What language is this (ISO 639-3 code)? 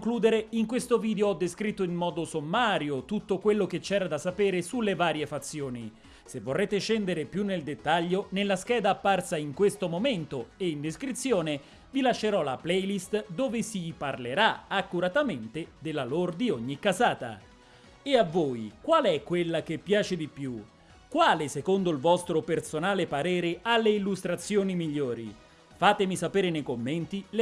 ita